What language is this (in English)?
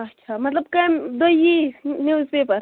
Kashmiri